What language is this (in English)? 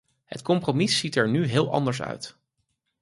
Dutch